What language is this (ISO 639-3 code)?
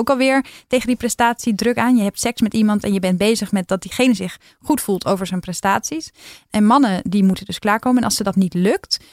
nld